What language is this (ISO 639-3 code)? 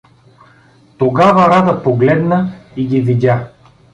bul